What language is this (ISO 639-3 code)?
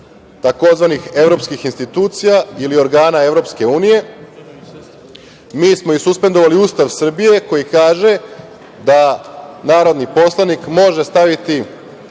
srp